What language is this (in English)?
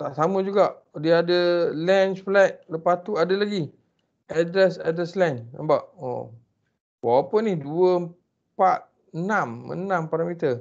Malay